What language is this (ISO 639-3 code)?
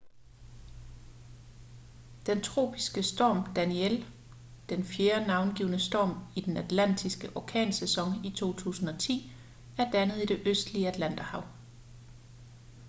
dan